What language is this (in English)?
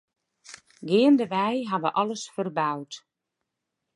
Western Frisian